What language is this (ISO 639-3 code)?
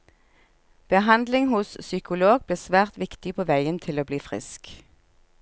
nor